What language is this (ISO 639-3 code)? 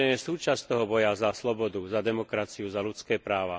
slk